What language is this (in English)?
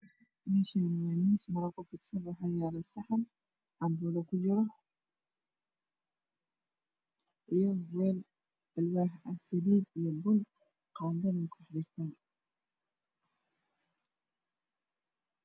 Somali